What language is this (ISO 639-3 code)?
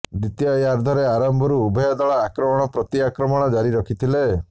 ori